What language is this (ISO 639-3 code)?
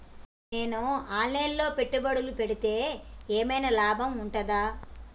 tel